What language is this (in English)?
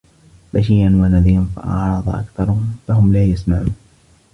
Arabic